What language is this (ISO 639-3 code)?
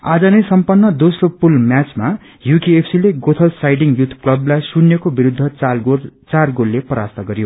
nep